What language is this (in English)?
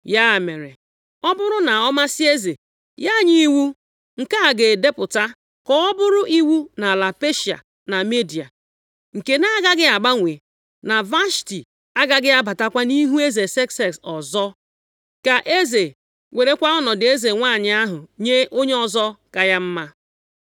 Igbo